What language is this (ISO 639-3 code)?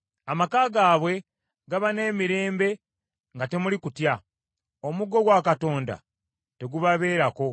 lug